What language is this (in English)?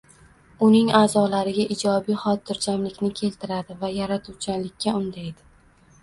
Uzbek